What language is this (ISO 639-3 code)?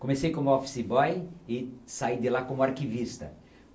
por